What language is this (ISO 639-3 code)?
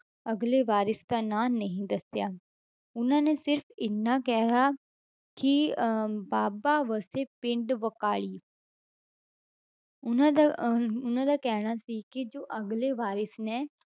pan